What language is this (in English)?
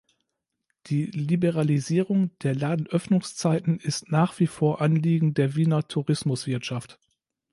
German